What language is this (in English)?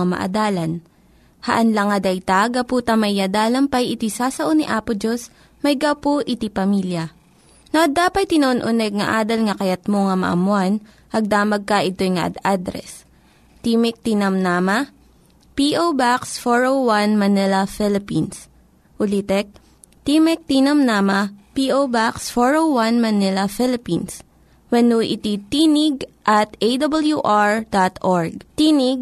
Filipino